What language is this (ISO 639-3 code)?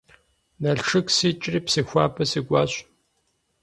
kbd